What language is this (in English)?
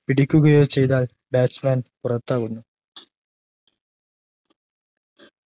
Malayalam